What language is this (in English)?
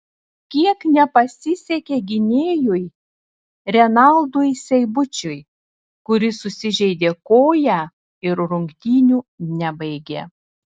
Lithuanian